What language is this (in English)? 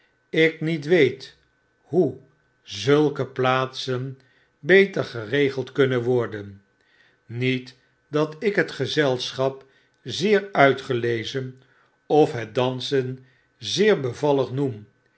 Dutch